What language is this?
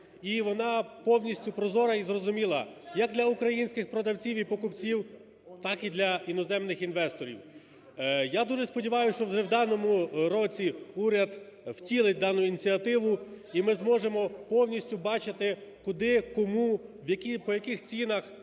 Ukrainian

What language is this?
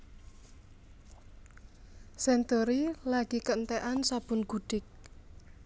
Javanese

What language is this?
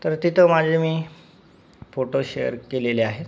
Marathi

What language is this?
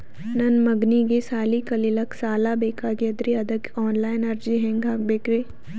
Kannada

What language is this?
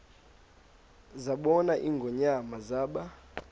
Xhosa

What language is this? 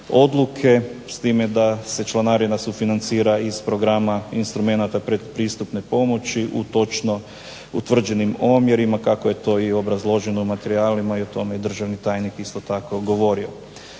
Croatian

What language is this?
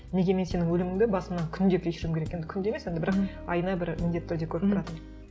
Kazakh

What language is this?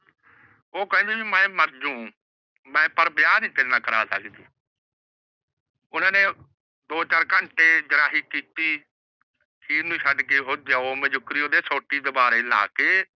Punjabi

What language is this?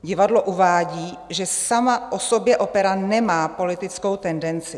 Czech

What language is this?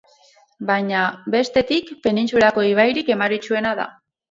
Basque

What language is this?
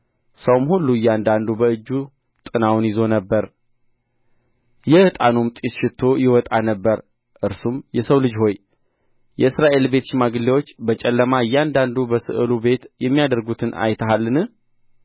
Amharic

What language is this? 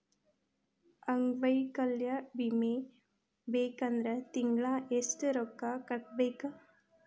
Kannada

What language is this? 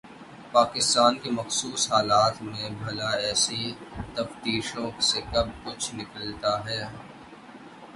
Urdu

